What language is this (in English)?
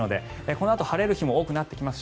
Japanese